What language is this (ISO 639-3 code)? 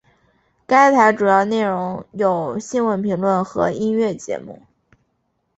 zho